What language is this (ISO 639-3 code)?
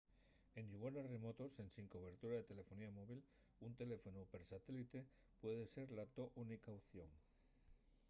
ast